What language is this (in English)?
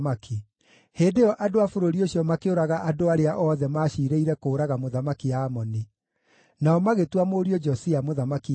Kikuyu